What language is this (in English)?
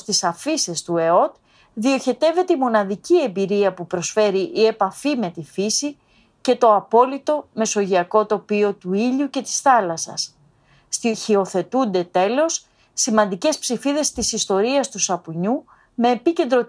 Greek